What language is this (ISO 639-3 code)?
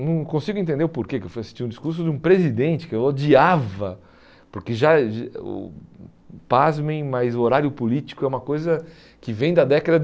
por